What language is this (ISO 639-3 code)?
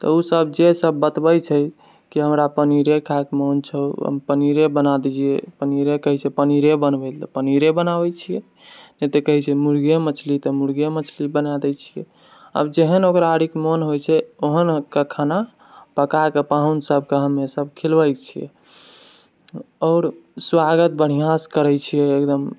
mai